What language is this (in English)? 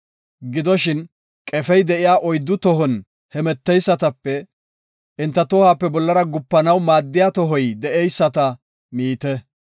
Gofa